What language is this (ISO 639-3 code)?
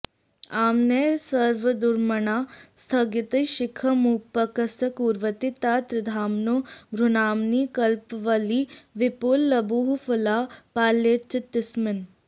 san